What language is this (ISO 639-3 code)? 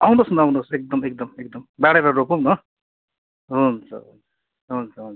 nep